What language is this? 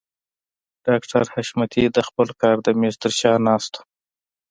Pashto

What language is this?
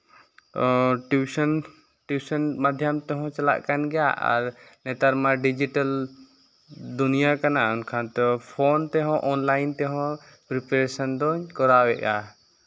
Santali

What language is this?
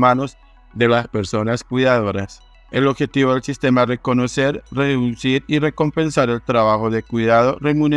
Spanish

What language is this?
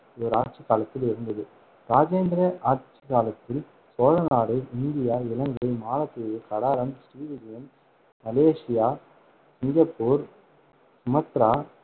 Tamil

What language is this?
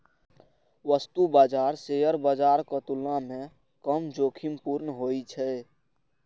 Maithili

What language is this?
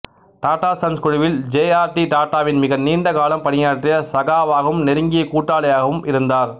Tamil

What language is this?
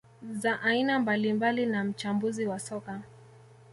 Swahili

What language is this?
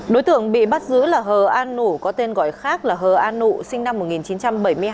Vietnamese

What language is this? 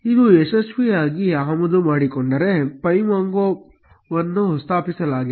Kannada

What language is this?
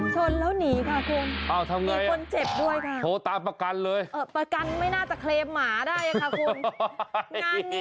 Thai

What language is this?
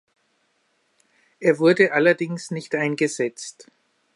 German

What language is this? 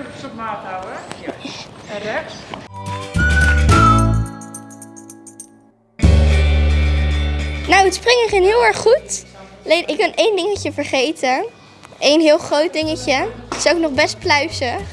Dutch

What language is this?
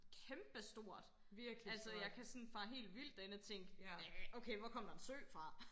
Danish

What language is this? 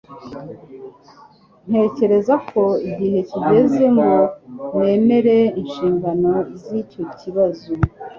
Kinyarwanda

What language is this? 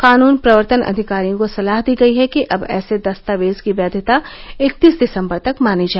Hindi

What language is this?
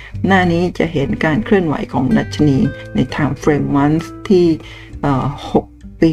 Thai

